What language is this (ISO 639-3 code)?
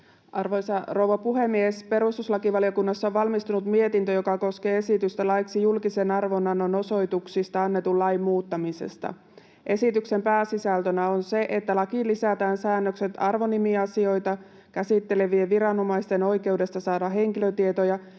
fin